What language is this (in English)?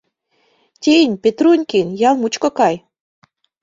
Mari